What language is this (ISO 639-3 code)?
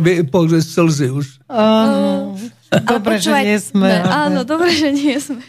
slk